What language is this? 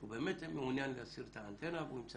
Hebrew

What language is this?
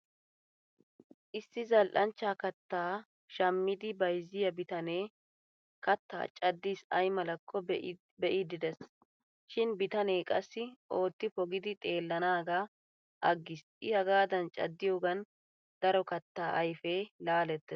Wolaytta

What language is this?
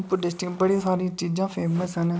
Dogri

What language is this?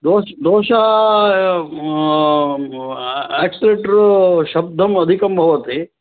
Sanskrit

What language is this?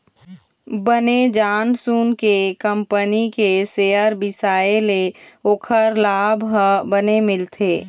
Chhattisgarhi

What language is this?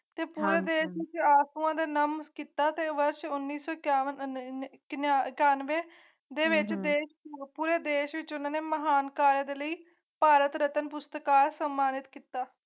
Punjabi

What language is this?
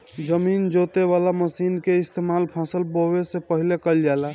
Bhojpuri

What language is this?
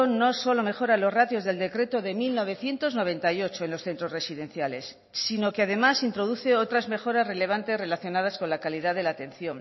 Spanish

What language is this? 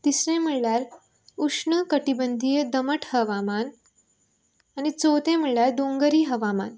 Konkani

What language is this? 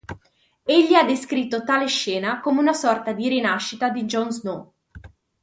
Italian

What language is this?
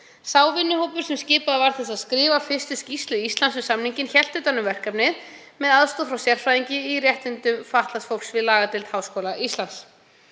Icelandic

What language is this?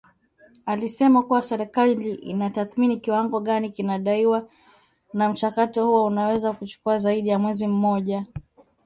Swahili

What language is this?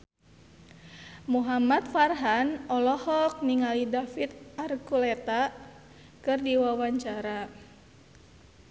Sundanese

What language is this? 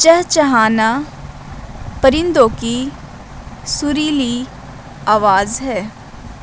Urdu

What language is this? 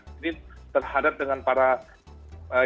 Indonesian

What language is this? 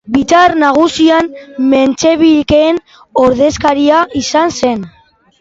Basque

